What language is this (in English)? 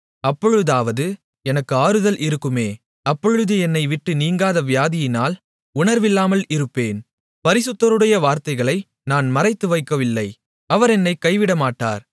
Tamil